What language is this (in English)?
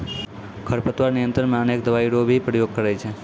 Maithili